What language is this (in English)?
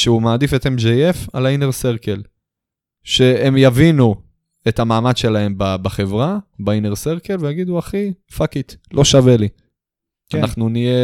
Hebrew